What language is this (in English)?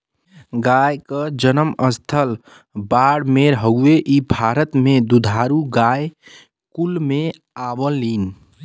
Bhojpuri